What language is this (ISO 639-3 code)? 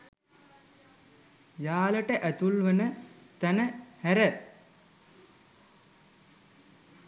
sin